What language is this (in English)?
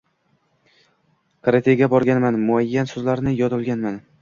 Uzbek